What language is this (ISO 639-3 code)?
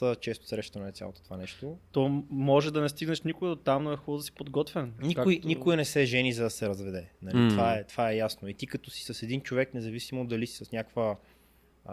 bul